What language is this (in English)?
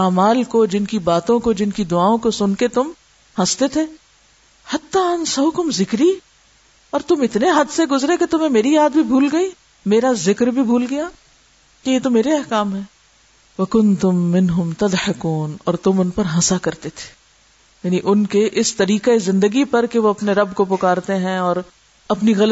Urdu